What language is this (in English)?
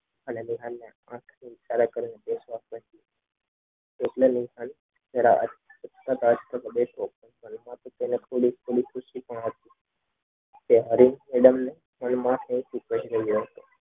Gujarati